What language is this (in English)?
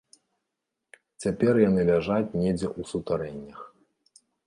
Belarusian